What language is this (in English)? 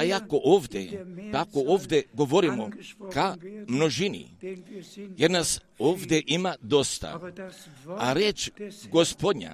Croatian